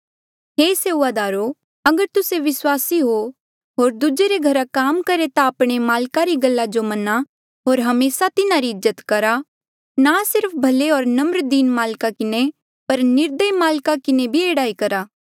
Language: Mandeali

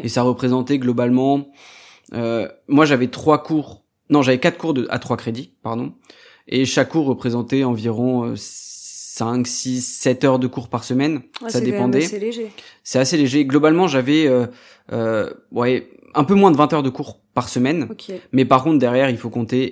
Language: French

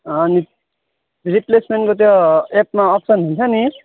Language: Nepali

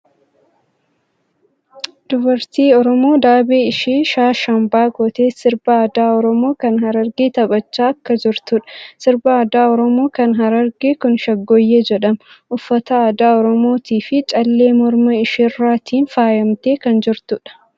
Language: Oromo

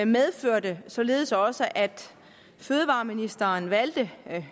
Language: Danish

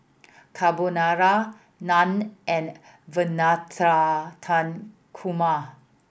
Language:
English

